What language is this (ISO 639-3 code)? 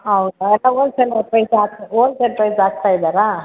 kan